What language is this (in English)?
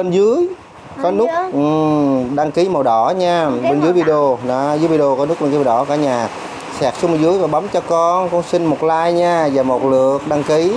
Vietnamese